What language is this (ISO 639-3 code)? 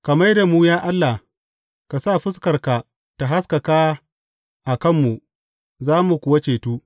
hau